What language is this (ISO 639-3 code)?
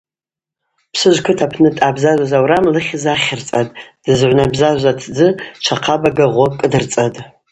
abq